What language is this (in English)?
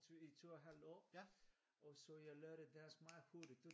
Danish